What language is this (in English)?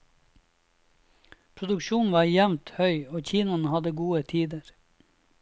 Norwegian